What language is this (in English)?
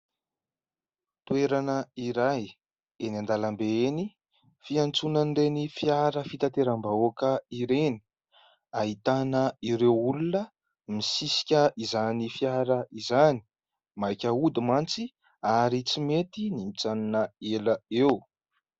Malagasy